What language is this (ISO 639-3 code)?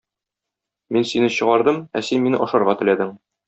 tat